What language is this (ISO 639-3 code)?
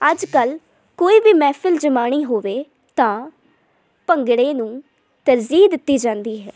pan